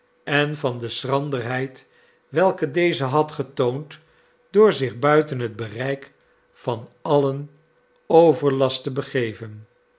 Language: Dutch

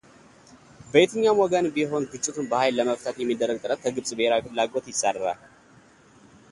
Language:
Amharic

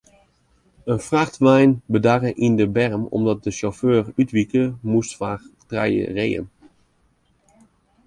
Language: Western Frisian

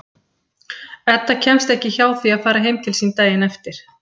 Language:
Icelandic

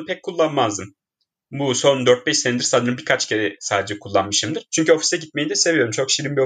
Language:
Turkish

